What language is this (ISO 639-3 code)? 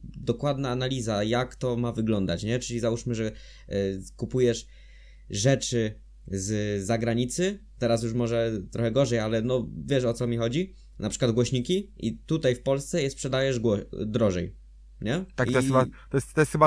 pol